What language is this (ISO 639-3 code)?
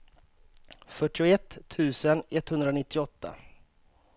swe